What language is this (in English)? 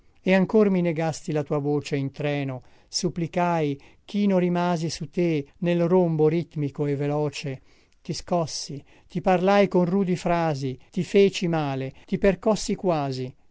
Italian